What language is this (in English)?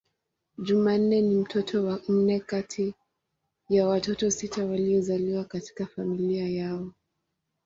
Swahili